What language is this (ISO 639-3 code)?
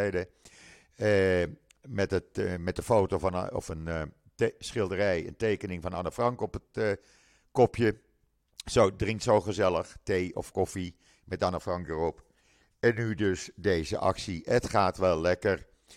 nld